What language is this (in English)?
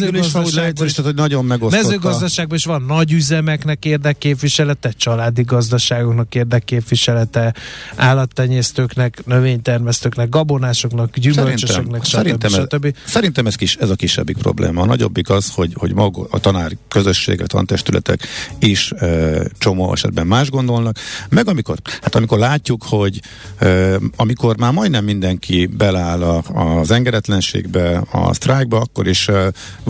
Hungarian